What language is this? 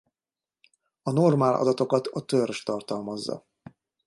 Hungarian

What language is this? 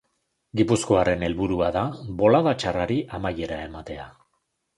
Basque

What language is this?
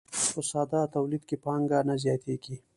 Pashto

